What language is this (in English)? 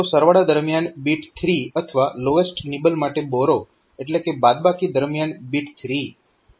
Gujarati